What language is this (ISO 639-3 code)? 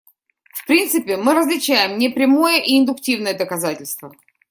rus